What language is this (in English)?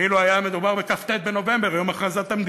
Hebrew